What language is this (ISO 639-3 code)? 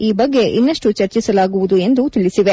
kan